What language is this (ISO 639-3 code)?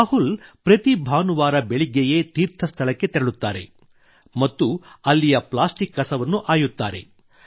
kan